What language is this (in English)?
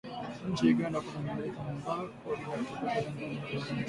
Swahili